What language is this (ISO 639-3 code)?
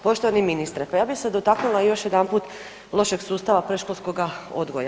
hrv